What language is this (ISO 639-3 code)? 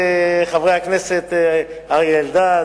heb